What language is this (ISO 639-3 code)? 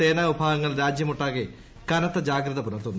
mal